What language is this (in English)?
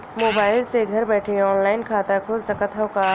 Bhojpuri